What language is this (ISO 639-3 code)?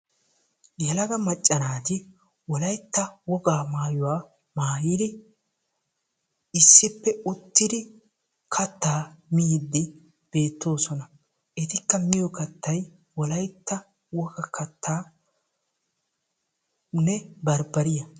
wal